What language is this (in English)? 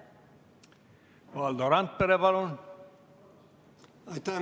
Estonian